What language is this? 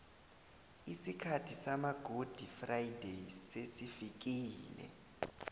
South Ndebele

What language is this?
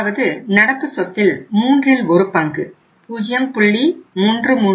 Tamil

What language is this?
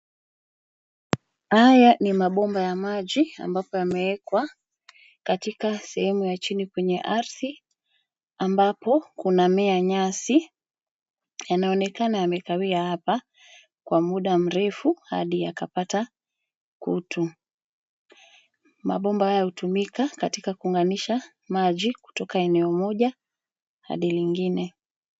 Swahili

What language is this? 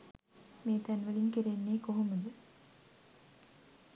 Sinhala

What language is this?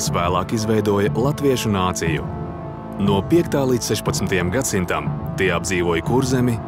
Latvian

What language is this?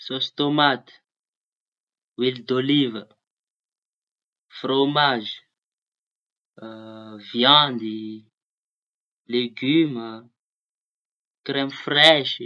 Tanosy Malagasy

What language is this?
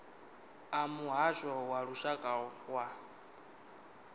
Venda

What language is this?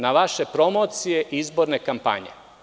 Serbian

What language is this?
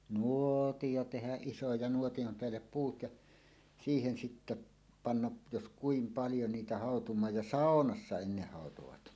Finnish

